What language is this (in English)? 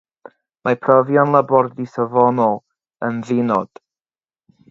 Welsh